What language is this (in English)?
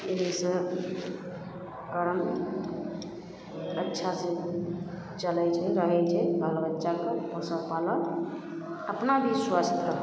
Maithili